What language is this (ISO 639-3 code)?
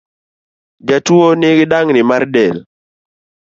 luo